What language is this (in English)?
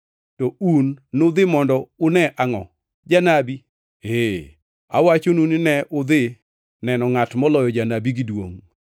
Luo (Kenya and Tanzania)